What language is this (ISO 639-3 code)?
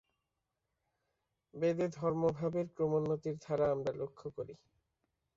ben